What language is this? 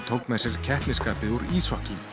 Icelandic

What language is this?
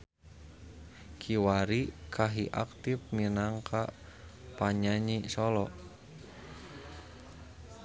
Sundanese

